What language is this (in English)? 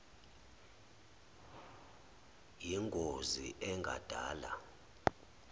Zulu